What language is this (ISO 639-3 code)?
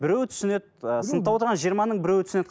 kaz